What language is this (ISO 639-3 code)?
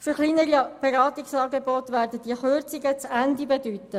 gsw